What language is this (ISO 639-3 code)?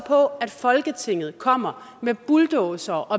dan